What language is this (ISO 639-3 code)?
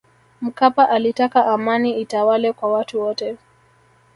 swa